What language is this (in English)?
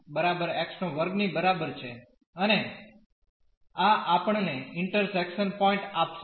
Gujarati